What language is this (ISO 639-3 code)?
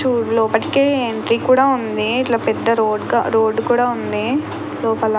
tel